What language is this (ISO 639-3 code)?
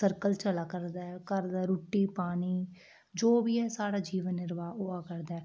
doi